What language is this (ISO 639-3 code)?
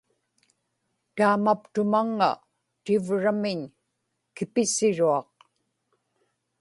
ipk